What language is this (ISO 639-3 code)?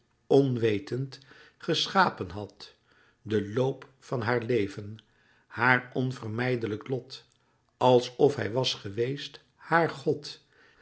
nld